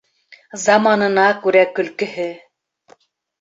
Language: Bashkir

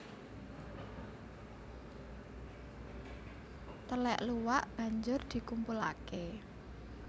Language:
Javanese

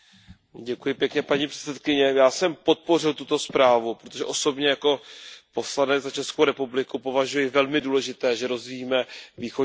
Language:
Czech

